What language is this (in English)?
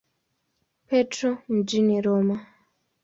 Swahili